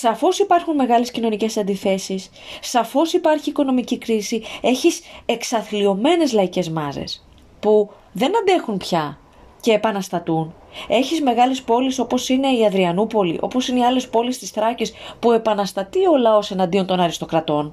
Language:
Greek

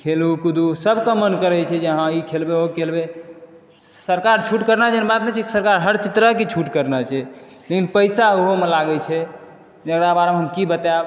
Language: Maithili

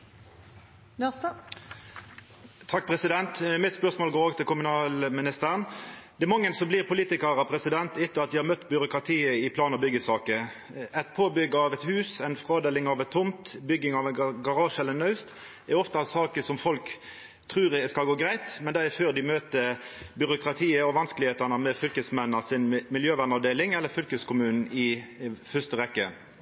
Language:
Norwegian Nynorsk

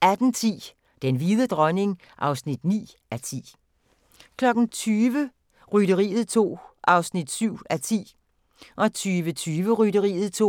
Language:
Danish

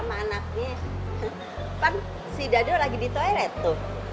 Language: Indonesian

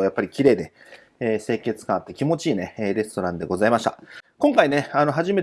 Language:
Japanese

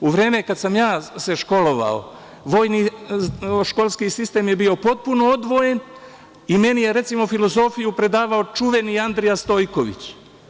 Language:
Serbian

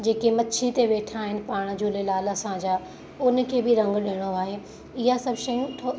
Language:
Sindhi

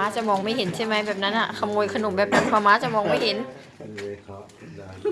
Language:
Thai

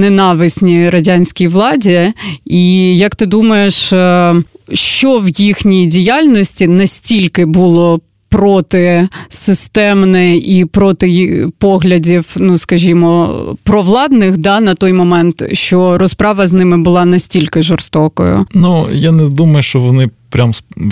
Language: Ukrainian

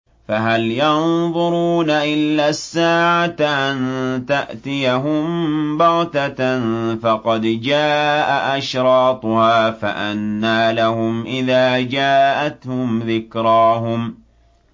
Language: Arabic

